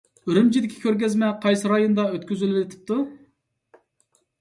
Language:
Uyghur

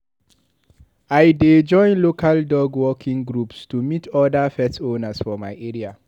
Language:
Nigerian Pidgin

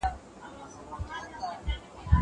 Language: Pashto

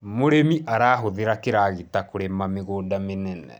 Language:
Kikuyu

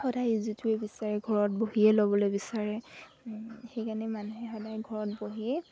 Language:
Assamese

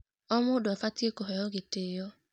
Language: Kikuyu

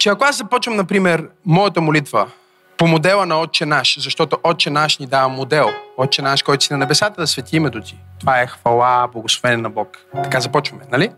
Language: Bulgarian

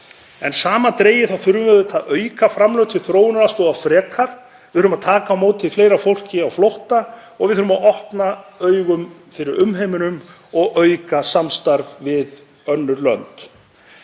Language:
Icelandic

